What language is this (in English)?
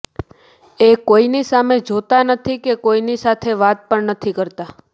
Gujarati